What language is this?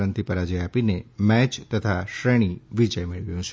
Gujarati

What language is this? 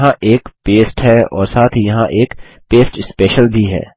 Hindi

